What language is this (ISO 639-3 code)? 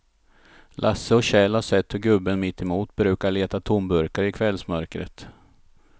swe